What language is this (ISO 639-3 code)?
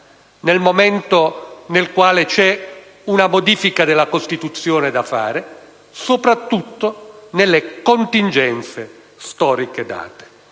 ita